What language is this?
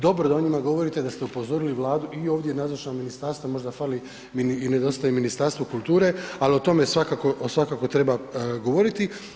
Croatian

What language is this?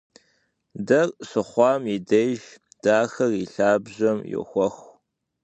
Kabardian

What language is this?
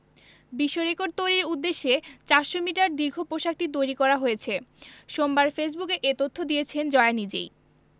Bangla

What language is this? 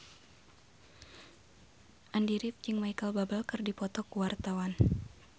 Sundanese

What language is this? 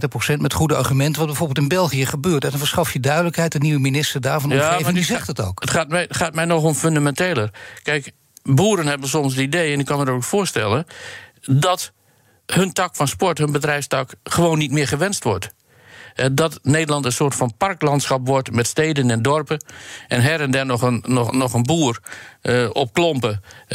Dutch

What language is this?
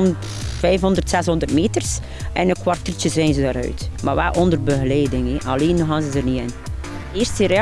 Dutch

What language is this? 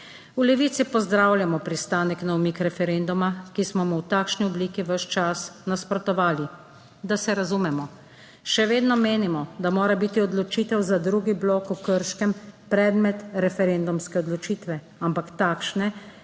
Slovenian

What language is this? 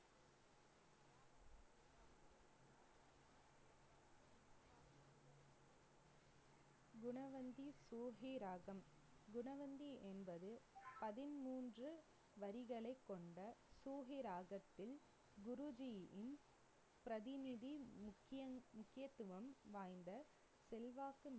Tamil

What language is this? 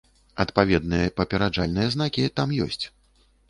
Belarusian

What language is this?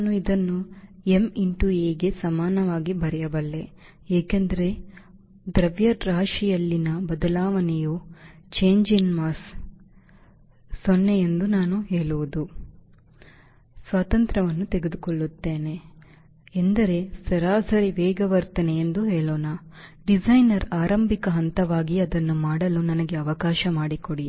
Kannada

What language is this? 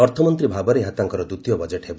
Odia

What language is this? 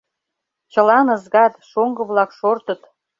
Mari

